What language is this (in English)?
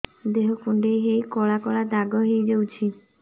Odia